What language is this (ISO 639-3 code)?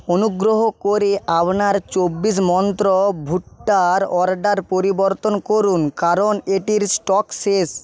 ben